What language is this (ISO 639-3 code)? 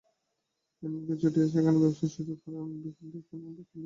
ben